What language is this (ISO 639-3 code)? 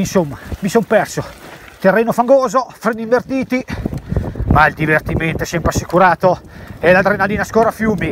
ita